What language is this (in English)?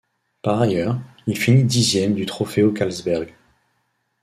French